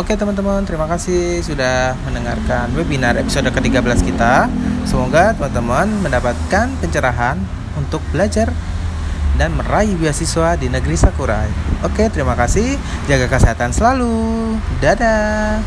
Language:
Indonesian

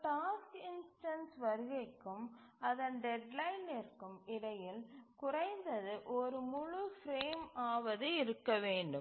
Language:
Tamil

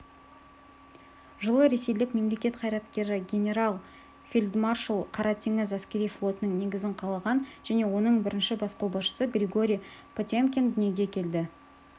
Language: Kazakh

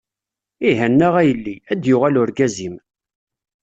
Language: Kabyle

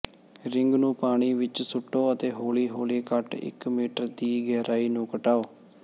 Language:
Punjabi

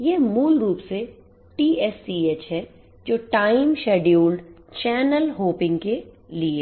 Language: Hindi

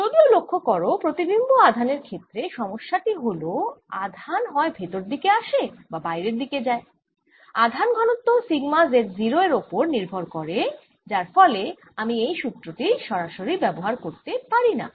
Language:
Bangla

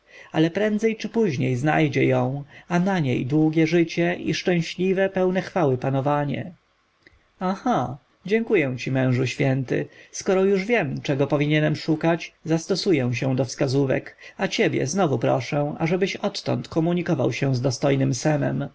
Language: Polish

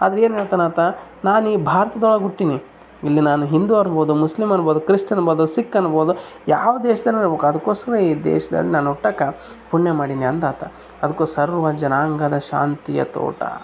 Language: Kannada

